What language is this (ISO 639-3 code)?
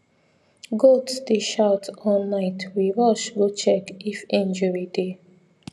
pcm